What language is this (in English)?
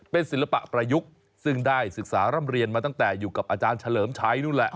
Thai